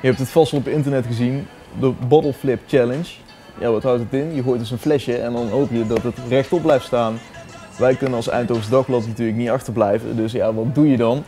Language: Dutch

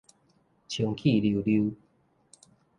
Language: Min Nan Chinese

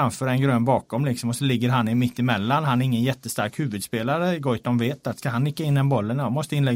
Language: Swedish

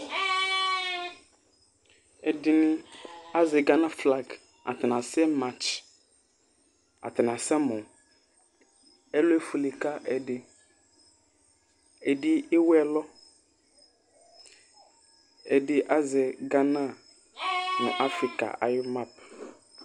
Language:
Ikposo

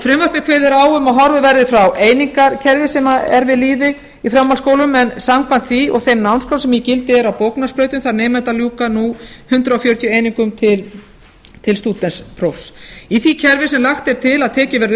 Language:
Icelandic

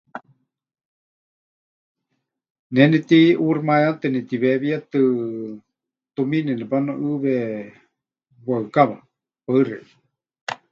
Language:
Huichol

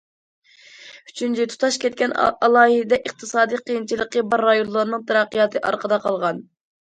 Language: Uyghur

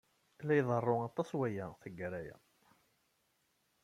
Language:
Kabyle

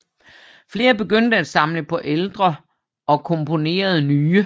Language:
Danish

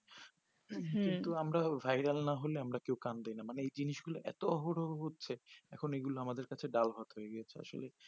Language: Bangla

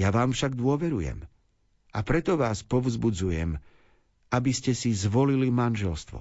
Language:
Slovak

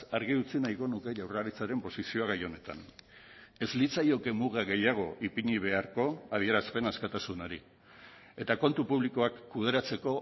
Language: Basque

